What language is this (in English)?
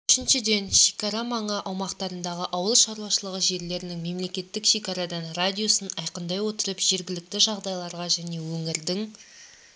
Kazakh